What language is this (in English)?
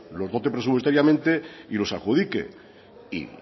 Spanish